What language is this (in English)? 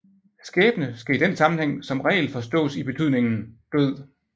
Danish